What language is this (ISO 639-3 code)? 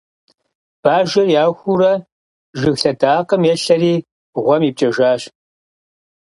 kbd